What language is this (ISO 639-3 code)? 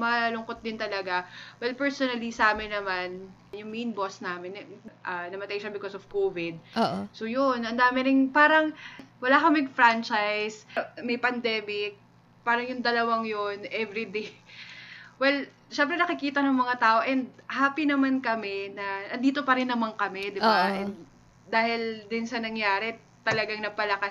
fil